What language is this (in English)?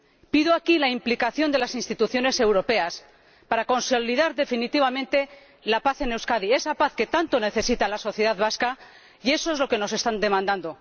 Spanish